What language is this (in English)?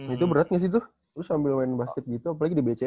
Indonesian